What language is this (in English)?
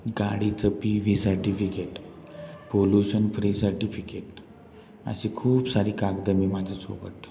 Marathi